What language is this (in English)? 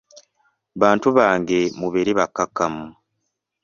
Ganda